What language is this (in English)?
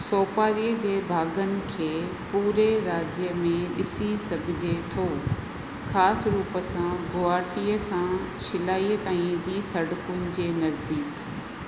Sindhi